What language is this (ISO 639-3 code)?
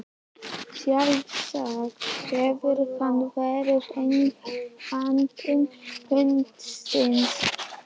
isl